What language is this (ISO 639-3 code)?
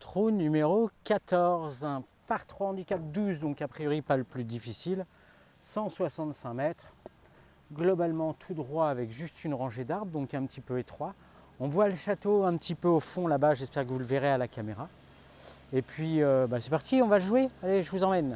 fra